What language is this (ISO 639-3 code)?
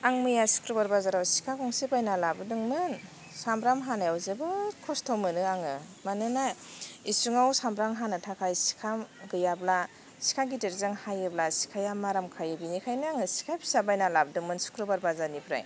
brx